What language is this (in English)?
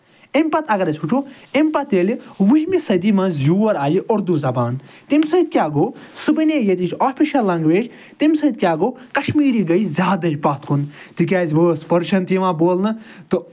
Kashmiri